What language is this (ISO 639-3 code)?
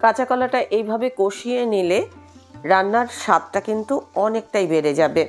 ben